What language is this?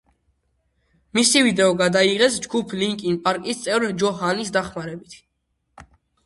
Georgian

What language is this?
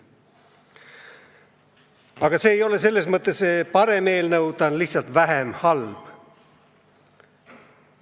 Estonian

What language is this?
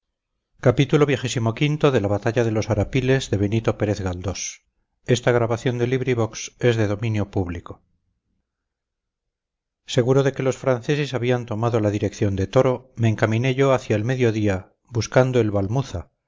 Spanish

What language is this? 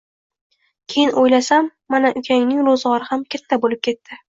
Uzbek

